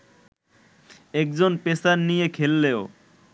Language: Bangla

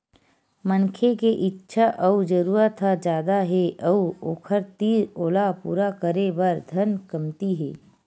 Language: Chhattisgarhi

